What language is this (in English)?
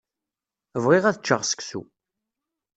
Kabyle